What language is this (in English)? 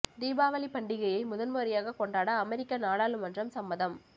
Tamil